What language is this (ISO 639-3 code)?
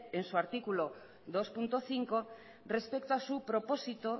spa